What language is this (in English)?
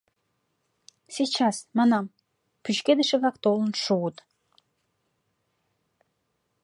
Mari